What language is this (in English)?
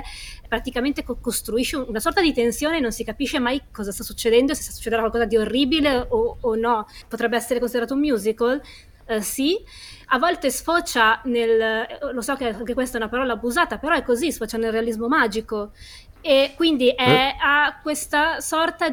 Italian